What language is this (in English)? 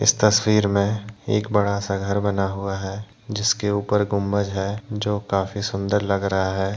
Hindi